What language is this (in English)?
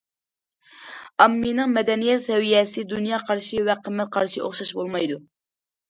Uyghur